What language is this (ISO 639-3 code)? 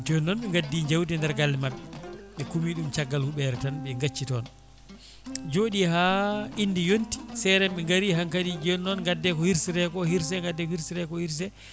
ful